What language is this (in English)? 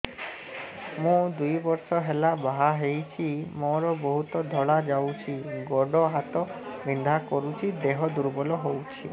Odia